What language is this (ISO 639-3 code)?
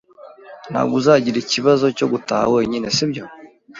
kin